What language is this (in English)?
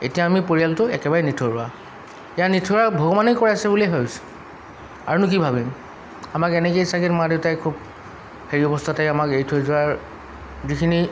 Assamese